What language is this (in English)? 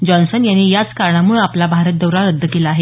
Marathi